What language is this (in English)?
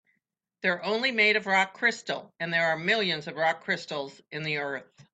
English